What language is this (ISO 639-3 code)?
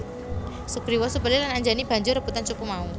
jav